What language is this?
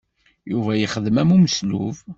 Kabyle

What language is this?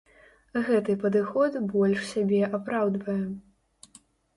Belarusian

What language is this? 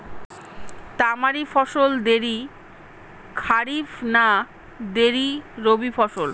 Bangla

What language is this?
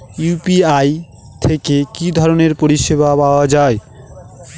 Bangla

